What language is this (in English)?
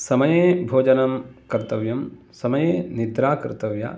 Sanskrit